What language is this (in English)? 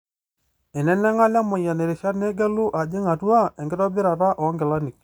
Masai